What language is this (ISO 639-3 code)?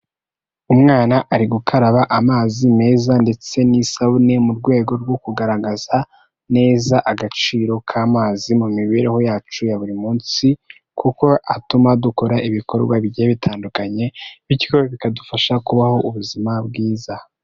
kin